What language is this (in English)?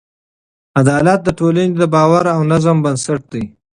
Pashto